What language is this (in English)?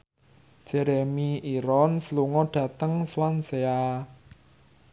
Javanese